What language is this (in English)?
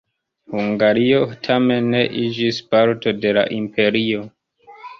Esperanto